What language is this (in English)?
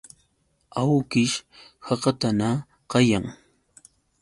Yauyos Quechua